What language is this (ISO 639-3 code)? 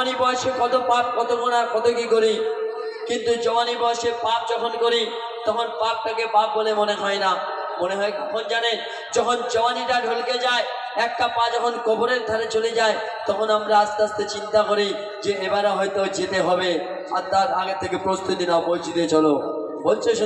hin